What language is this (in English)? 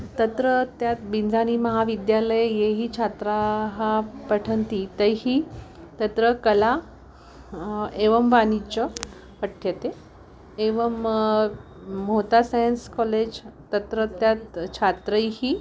Sanskrit